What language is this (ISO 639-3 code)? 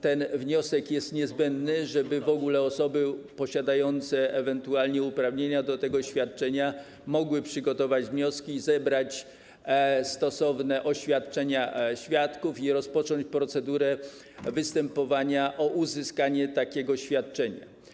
pol